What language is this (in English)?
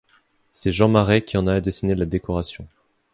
French